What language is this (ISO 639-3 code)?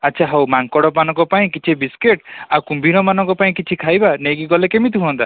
ori